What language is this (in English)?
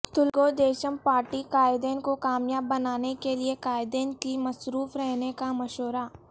Urdu